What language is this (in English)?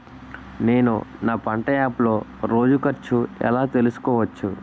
Telugu